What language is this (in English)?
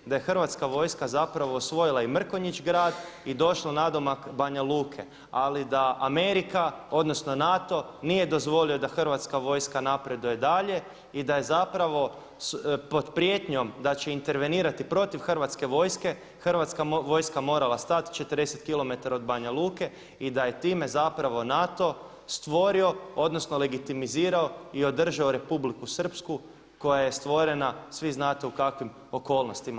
Croatian